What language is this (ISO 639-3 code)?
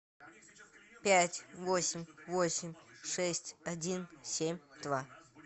rus